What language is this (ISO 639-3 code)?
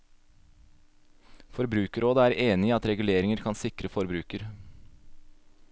nor